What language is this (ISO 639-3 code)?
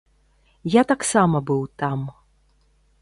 bel